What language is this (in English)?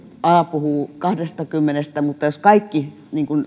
Finnish